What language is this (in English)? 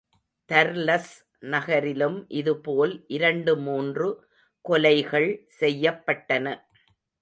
Tamil